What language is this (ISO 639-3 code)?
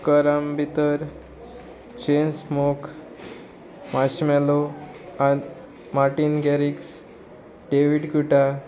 kok